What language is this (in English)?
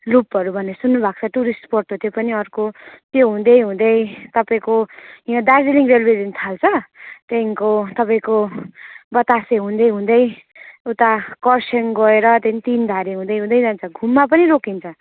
Nepali